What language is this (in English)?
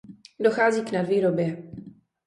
Czech